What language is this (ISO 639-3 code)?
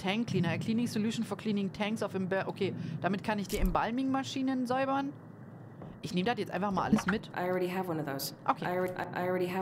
deu